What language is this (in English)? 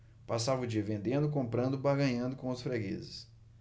Portuguese